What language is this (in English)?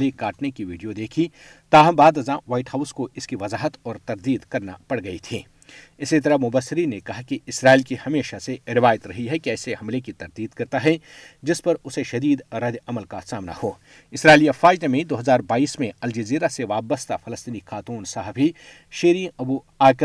Urdu